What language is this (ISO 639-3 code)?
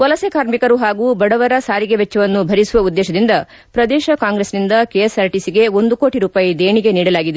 kan